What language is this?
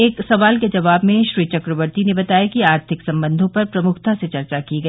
Hindi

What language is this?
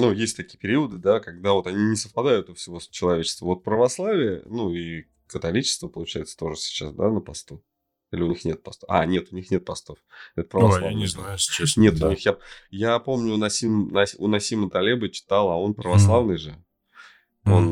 Russian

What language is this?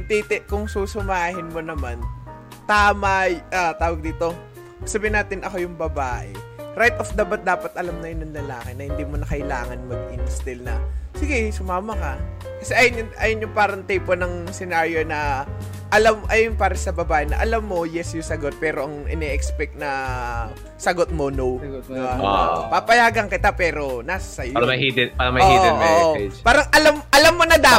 Filipino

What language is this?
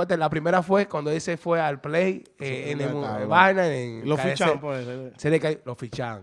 Spanish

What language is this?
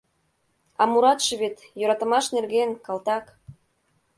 Mari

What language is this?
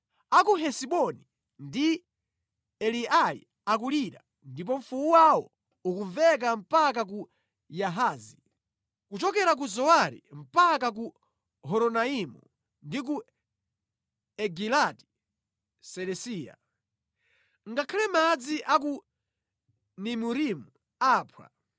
Nyanja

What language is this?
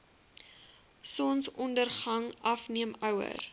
Afrikaans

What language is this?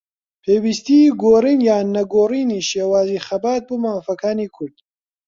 Central Kurdish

